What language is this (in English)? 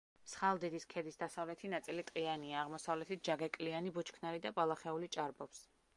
Georgian